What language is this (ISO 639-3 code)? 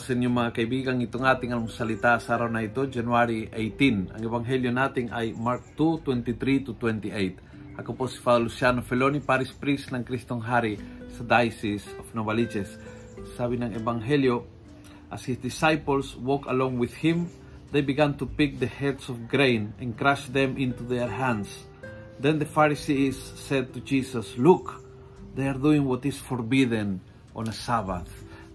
fil